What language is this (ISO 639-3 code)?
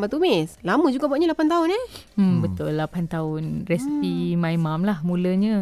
msa